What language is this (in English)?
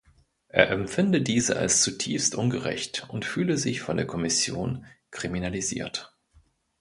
German